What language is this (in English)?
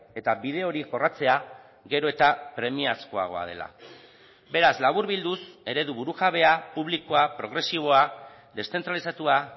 Basque